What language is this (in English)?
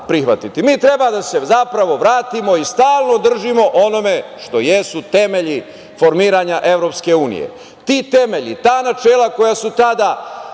Serbian